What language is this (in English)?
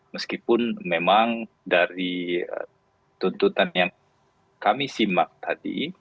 Indonesian